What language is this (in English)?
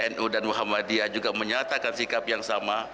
Indonesian